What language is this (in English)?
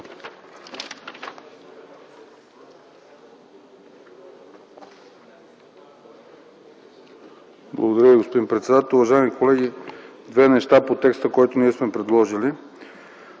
Bulgarian